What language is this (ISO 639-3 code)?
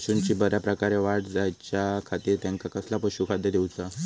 mar